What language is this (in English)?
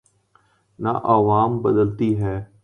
Urdu